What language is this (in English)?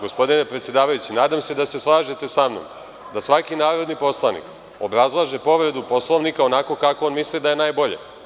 Serbian